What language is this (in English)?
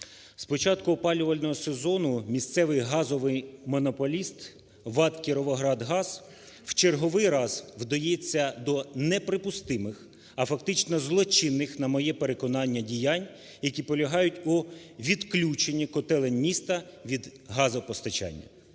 Ukrainian